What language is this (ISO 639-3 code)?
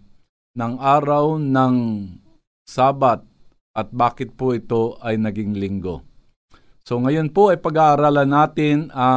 fil